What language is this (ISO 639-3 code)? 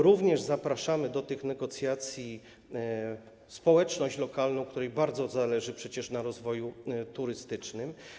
pol